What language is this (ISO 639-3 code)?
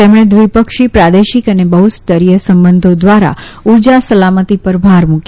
guj